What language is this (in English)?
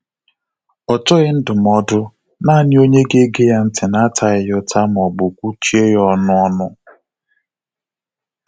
Igbo